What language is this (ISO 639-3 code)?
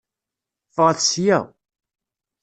kab